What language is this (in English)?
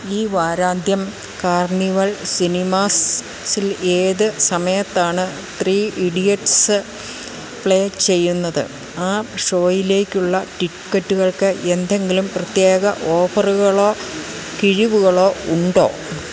Malayalam